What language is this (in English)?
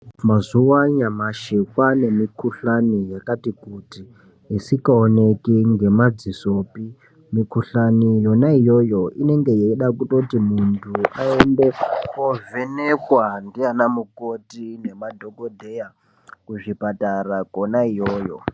Ndau